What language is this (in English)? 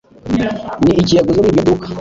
Kinyarwanda